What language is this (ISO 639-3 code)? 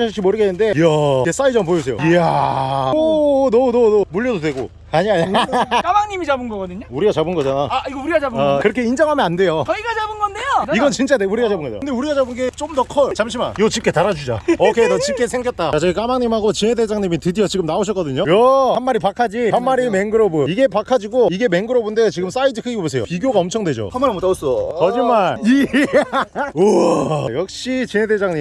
kor